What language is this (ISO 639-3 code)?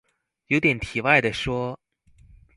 zho